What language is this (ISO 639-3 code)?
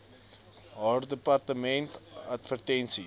afr